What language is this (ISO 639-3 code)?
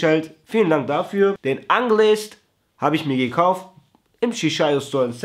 deu